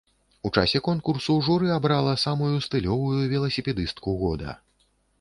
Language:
Belarusian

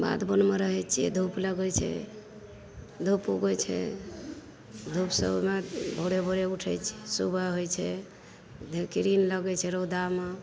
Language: Maithili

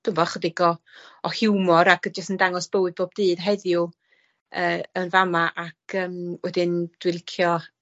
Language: Welsh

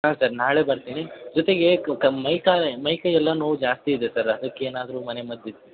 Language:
Kannada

